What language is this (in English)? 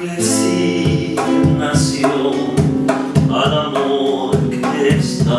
Swedish